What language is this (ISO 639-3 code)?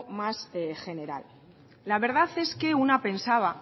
spa